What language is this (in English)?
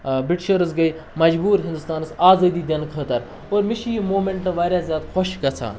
Kashmiri